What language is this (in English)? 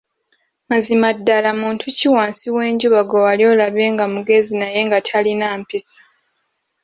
Ganda